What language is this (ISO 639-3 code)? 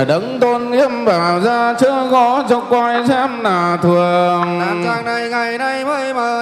vie